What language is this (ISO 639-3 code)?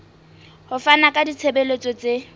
sot